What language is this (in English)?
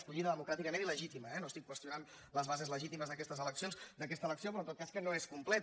Catalan